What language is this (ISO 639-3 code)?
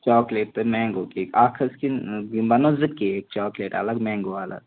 kas